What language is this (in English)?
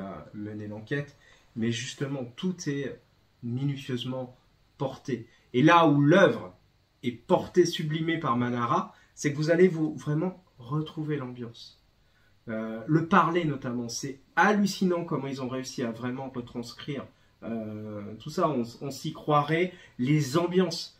French